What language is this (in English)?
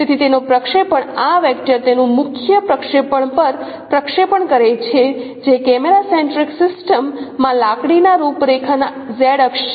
Gujarati